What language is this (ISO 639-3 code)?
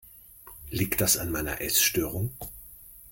deu